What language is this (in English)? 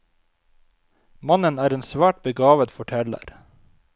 Norwegian